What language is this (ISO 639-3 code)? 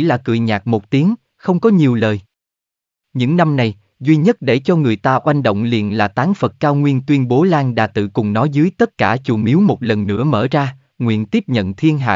vie